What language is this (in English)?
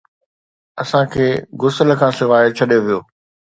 Sindhi